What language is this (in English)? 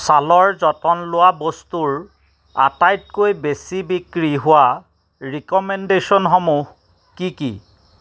Assamese